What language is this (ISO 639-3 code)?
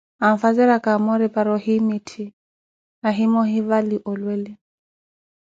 eko